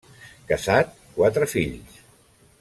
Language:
Catalan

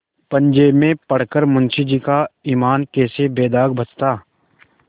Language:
Hindi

